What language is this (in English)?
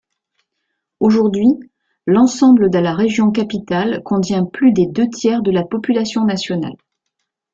French